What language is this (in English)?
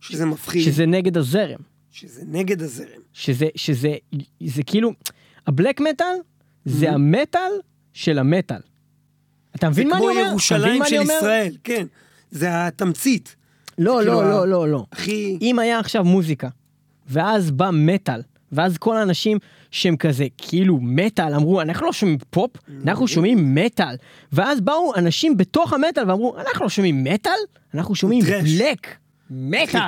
Hebrew